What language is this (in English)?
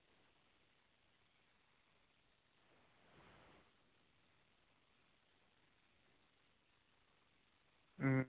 Dogri